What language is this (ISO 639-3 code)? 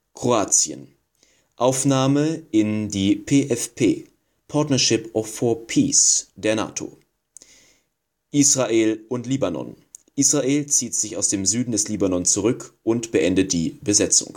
deu